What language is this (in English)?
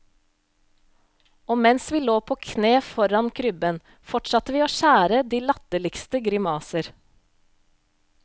Norwegian